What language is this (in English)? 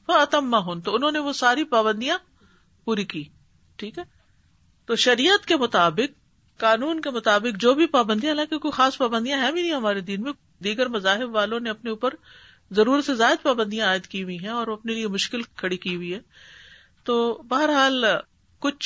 Urdu